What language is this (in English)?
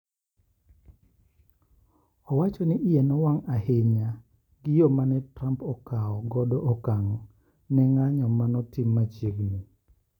Luo (Kenya and Tanzania)